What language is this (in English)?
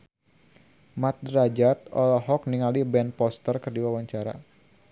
Sundanese